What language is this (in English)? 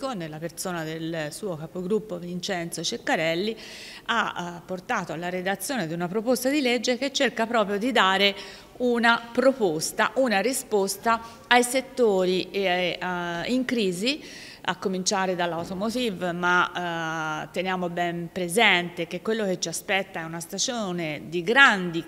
Italian